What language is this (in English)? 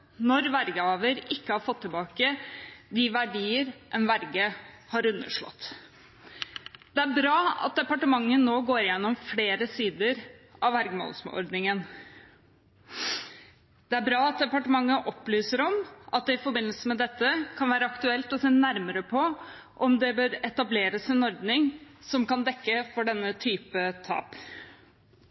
Norwegian Bokmål